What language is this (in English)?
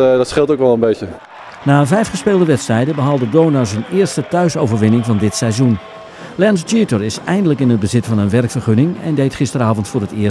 Dutch